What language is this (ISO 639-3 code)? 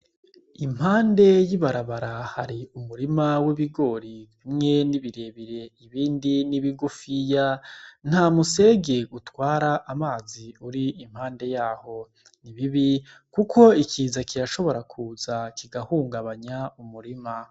run